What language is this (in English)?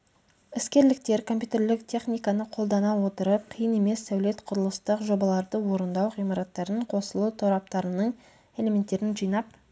Kazakh